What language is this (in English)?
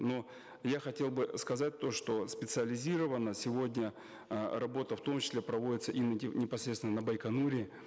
Kazakh